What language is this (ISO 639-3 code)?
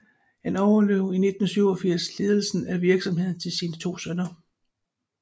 dan